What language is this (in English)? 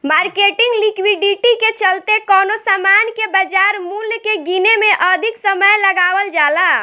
Bhojpuri